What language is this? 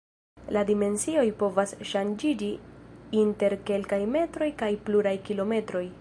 Esperanto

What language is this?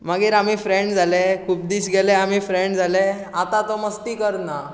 Konkani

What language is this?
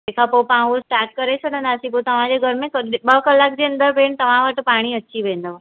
Sindhi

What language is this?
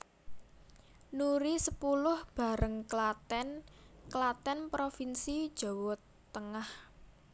Javanese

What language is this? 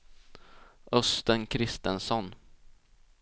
Swedish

